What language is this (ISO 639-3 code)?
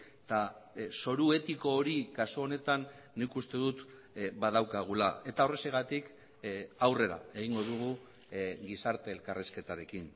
eus